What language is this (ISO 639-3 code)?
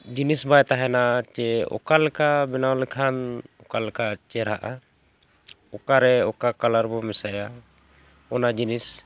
sat